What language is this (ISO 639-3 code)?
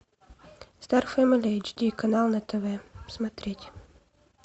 rus